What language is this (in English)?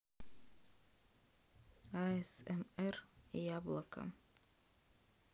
Russian